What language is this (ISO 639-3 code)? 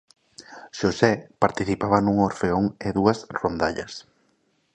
glg